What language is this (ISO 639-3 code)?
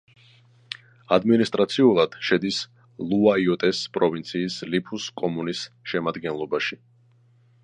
kat